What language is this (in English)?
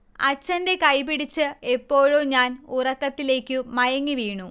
Malayalam